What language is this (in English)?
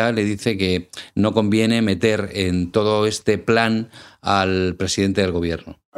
Spanish